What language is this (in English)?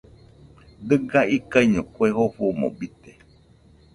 Nüpode Huitoto